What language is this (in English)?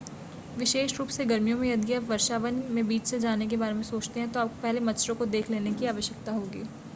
Hindi